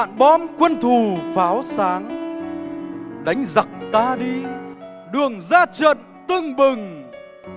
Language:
Vietnamese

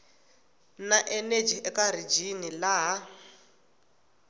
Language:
Tsonga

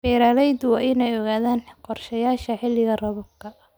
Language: Somali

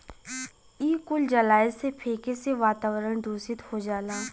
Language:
Bhojpuri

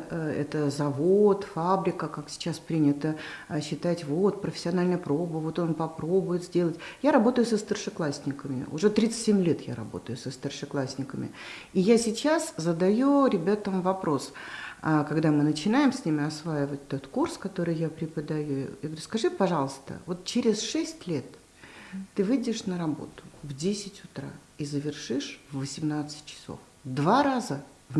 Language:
Russian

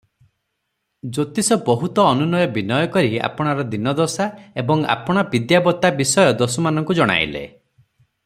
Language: Odia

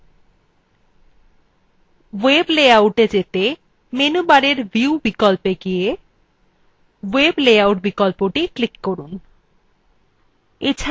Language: Bangla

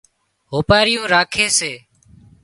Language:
Wadiyara Koli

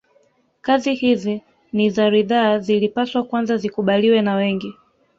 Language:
Swahili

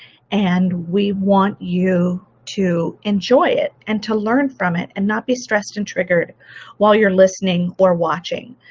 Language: English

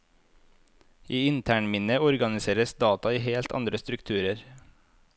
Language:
Norwegian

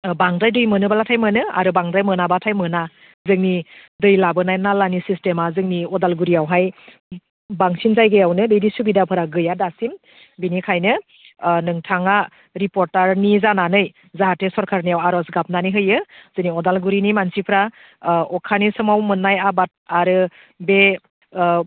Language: Bodo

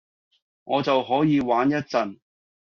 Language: Cantonese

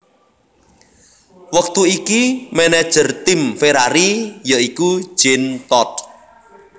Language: Javanese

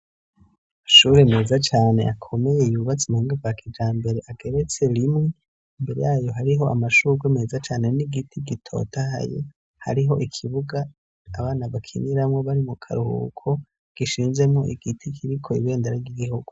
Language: Rundi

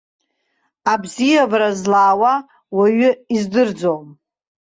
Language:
Abkhazian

